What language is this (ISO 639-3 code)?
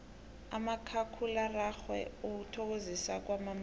nbl